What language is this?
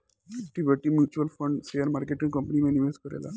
Bhojpuri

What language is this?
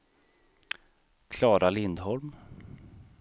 Swedish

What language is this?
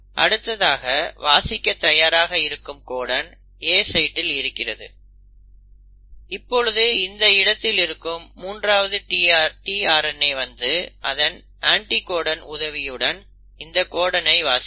Tamil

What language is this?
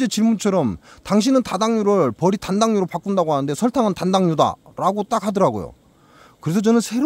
Korean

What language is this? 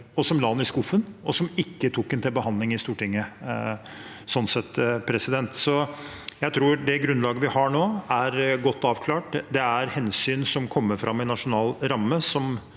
Norwegian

